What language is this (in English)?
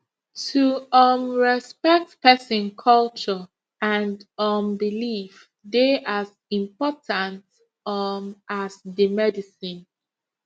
Nigerian Pidgin